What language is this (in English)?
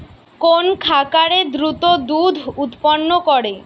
Bangla